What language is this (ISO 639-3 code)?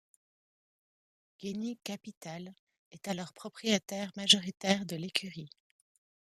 fra